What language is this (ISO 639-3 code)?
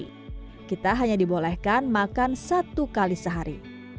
ind